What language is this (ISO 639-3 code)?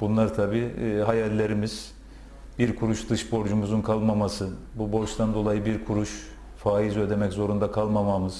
tur